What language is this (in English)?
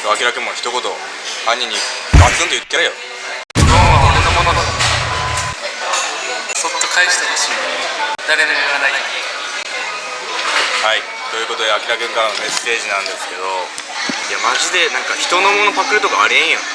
Japanese